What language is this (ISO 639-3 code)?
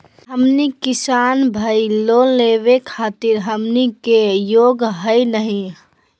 mag